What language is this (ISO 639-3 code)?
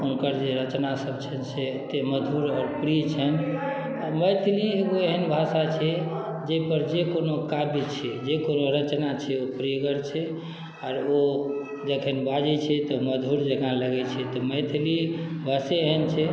mai